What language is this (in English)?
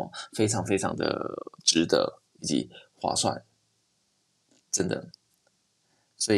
Chinese